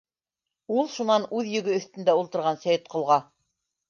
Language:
Bashkir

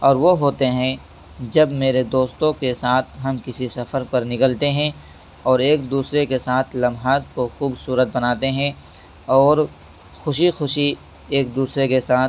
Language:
Urdu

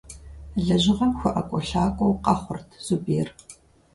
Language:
Kabardian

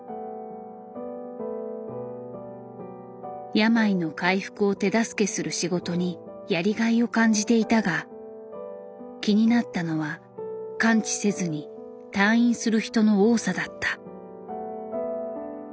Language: Japanese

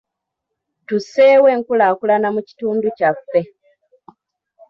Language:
Ganda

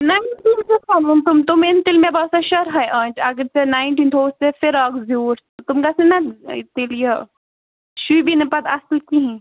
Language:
Kashmiri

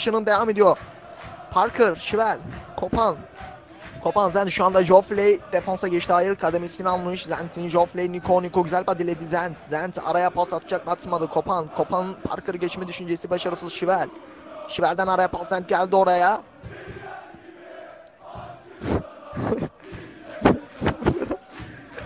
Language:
Turkish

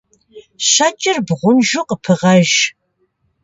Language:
Kabardian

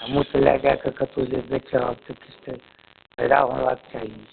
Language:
Maithili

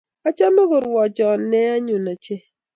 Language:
Kalenjin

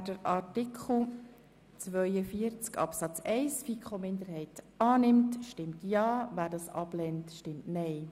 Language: Swiss German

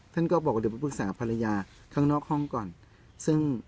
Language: Thai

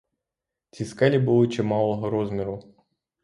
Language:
Ukrainian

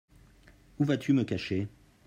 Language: French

